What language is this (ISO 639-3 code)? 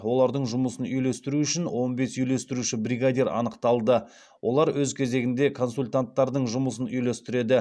kaz